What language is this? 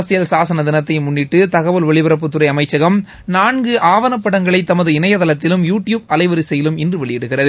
Tamil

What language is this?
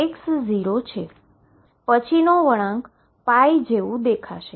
Gujarati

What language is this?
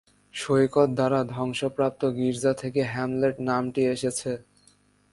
Bangla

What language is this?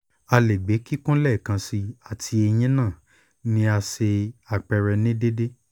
Yoruba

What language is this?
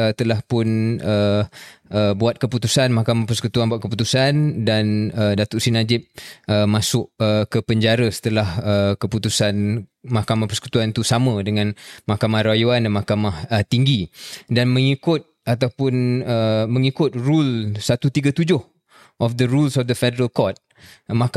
Malay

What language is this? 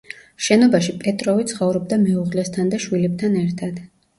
Georgian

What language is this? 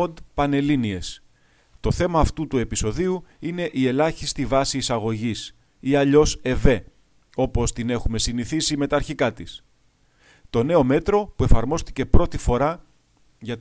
Greek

